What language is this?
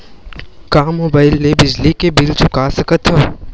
Chhattisgarhi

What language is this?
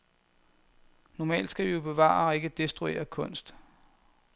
Danish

